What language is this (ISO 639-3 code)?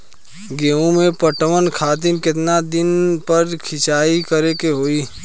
bho